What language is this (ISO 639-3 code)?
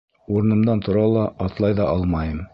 bak